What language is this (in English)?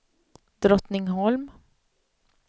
Swedish